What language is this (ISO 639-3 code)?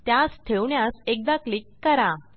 mar